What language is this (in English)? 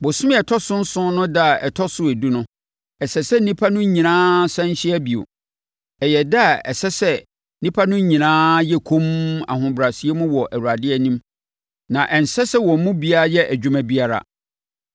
Akan